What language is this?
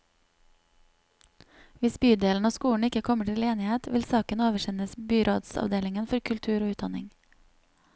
Norwegian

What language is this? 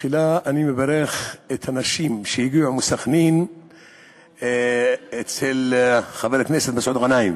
Hebrew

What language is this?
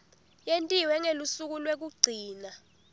Swati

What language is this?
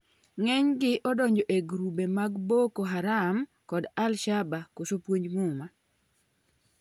Luo (Kenya and Tanzania)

